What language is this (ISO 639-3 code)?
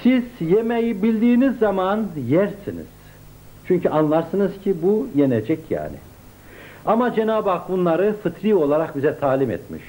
tur